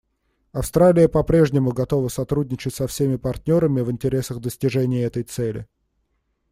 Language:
Russian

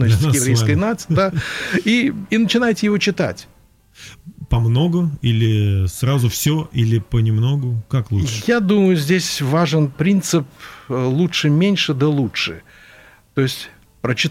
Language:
Russian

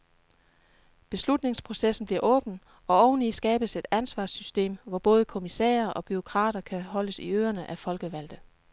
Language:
Danish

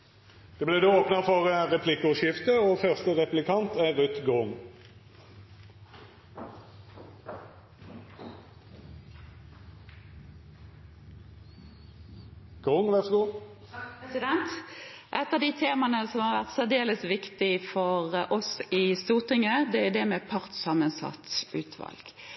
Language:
Norwegian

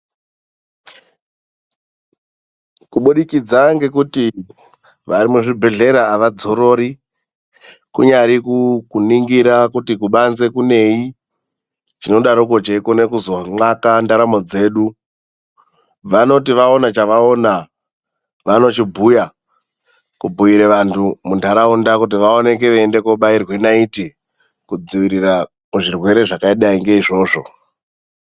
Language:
Ndau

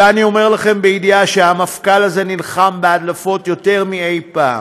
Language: Hebrew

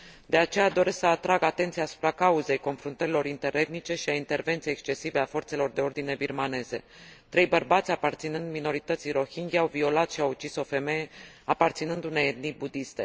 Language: Romanian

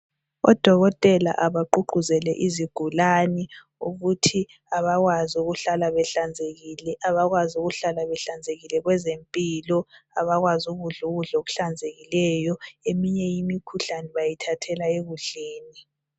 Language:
North Ndebele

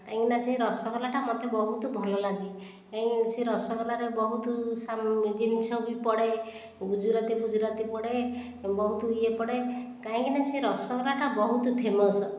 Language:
Odia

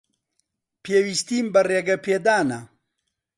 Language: Central Kurdish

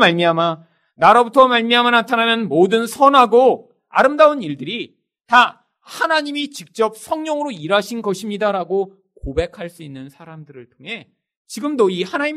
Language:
Korean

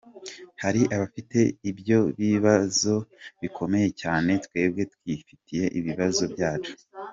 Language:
Kinyarwanda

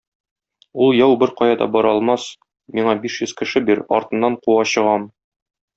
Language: Tatar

